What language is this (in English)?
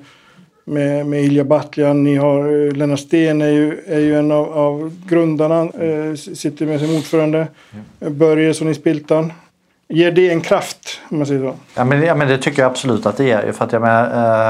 Swedish